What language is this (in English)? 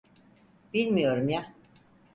Turkish